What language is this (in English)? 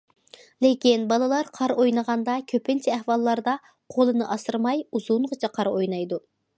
Uyghur